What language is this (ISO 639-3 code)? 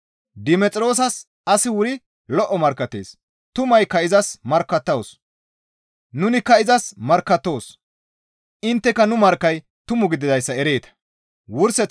gmv